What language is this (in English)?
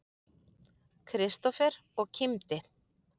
Icelandic